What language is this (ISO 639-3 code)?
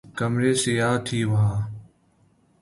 urd